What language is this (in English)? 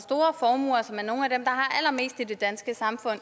Danish